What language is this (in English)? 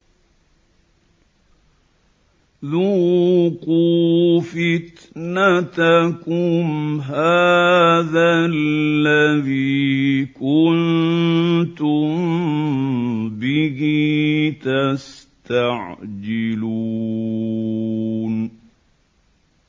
Arabic